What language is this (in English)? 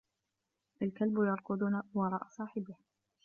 Arabic